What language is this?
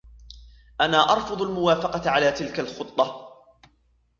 Arabic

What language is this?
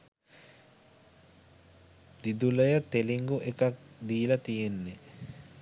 Sinhala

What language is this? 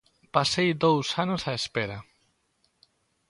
Galician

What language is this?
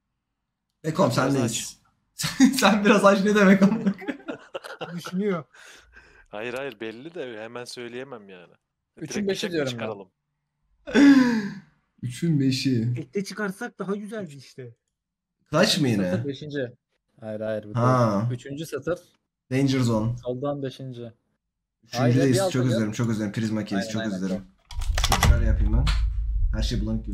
Turkish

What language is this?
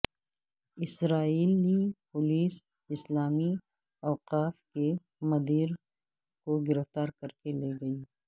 Urdu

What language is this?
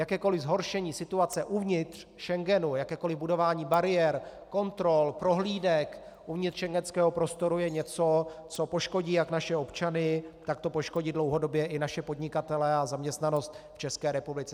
Czech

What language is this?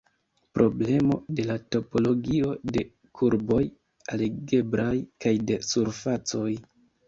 Esperanto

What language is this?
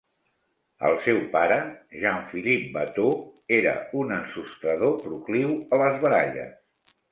Catalan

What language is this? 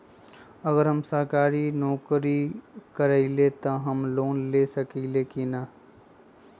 Magahi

